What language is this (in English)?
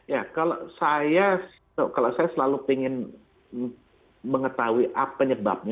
Indonesian